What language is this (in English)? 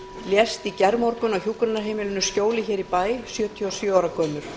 Icelandic